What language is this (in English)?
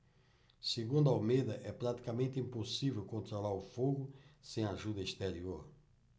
Portuguese